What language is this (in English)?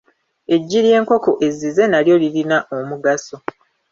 Ganda